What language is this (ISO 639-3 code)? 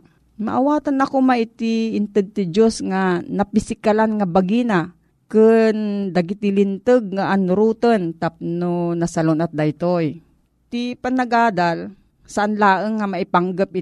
fil